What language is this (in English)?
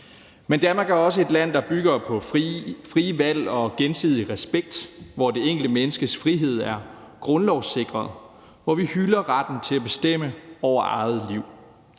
Danish